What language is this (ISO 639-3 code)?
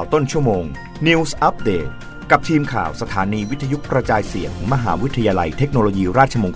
tha